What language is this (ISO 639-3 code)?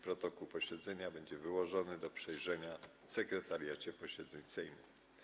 pol